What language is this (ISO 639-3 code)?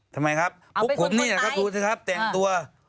tha